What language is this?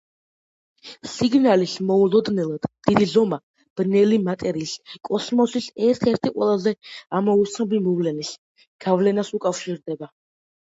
Georgian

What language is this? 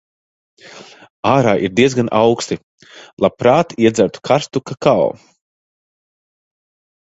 Latvian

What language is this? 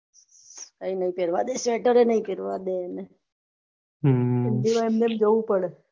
Gujarati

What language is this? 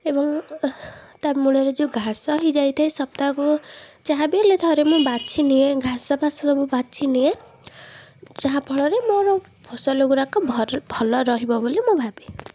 Odia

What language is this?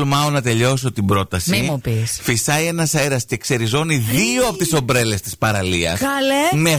Greek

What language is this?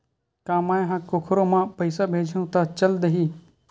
Chhattisgarhi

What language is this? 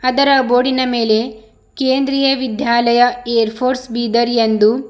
Kannada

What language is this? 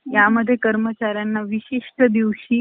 Marathi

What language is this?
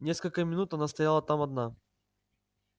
Russian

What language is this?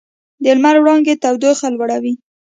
Pashto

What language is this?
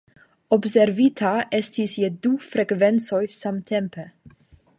Esperanto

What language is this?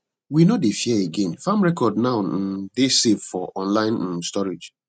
Nigerian Pidgin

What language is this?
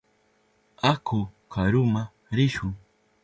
Southern Pastaza Quechua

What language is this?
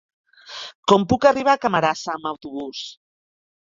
Catalan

